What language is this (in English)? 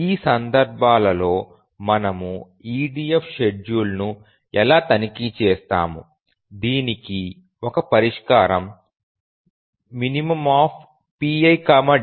Telugu